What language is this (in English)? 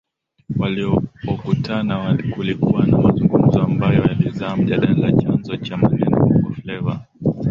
Swahili